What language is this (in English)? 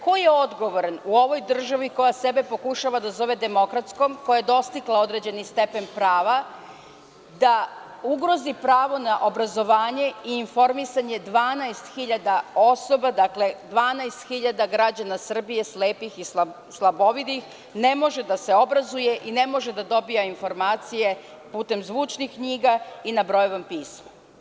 Serbian